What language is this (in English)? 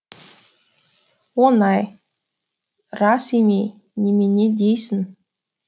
Kazakh